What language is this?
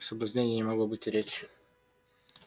Russian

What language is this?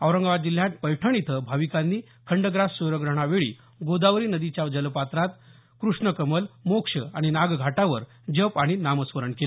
Marathi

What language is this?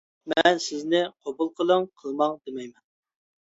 Uyghur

